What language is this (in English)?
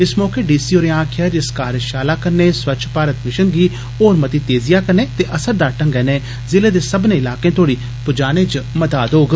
Dogri